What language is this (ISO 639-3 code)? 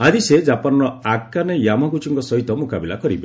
ori